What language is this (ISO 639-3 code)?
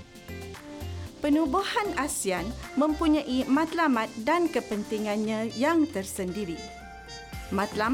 msa